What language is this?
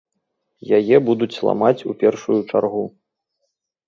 Belarusian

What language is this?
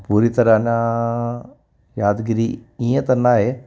Sindhi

